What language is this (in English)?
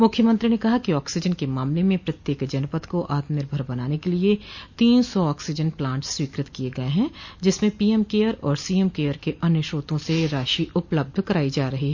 Hindi